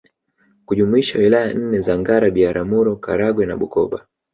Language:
Swahili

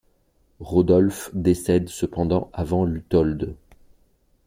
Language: French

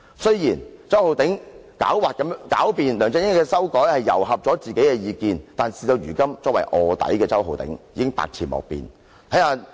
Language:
Cantonese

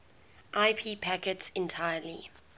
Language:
English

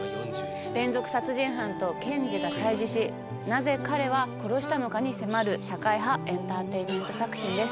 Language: Japanese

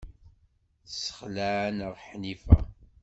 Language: Kabyle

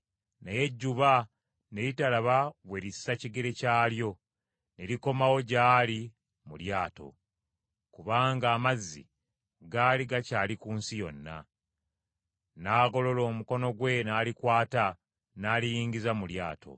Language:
Ganda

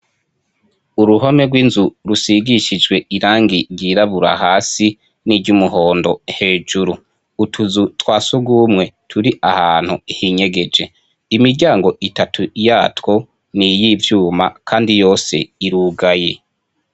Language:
Rundi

